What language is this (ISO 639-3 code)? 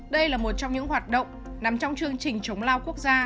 vie